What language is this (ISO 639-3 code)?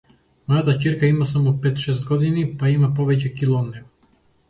mkd